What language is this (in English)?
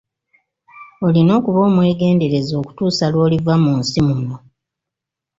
Ganda